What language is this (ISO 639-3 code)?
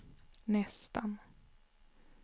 swe